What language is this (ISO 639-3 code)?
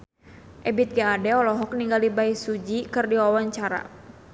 sun